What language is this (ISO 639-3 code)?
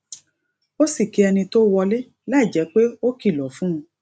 yor